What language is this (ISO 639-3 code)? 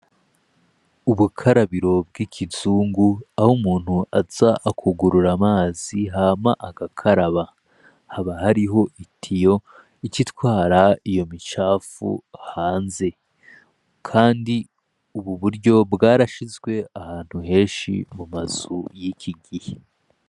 run